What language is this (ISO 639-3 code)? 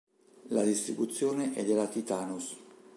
ita